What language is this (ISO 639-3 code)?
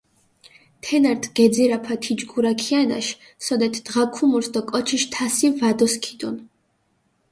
xmf